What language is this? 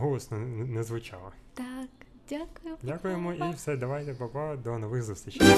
Ukrainian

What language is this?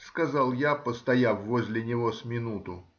Russian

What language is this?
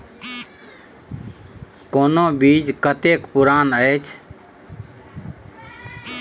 Maithili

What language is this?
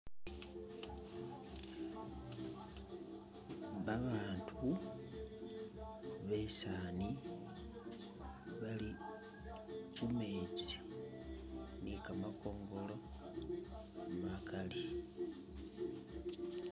Masaaba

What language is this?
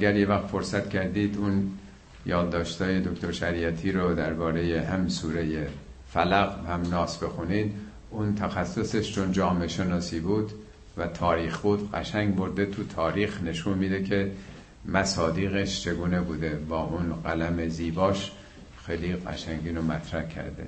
Persian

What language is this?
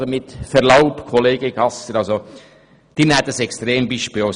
Swiss German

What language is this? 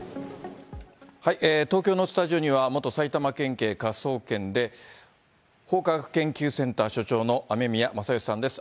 Japanese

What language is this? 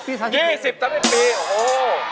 Thai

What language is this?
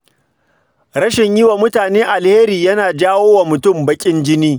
Hausa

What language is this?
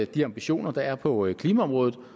Danish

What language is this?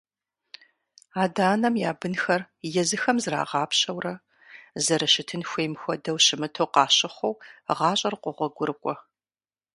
Kabardian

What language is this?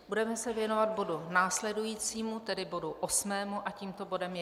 Czech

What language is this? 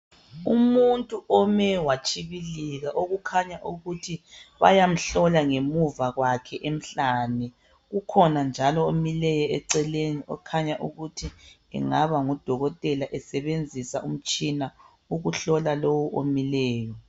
North Ndebele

